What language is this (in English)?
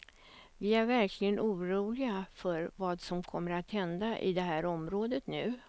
Swedish